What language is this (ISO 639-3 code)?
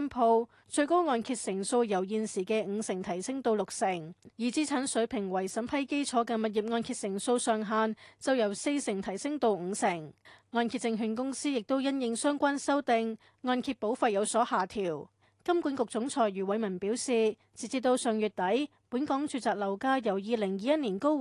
zho